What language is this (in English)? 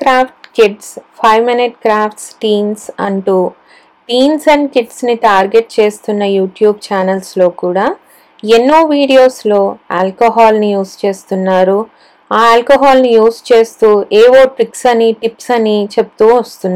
Telugu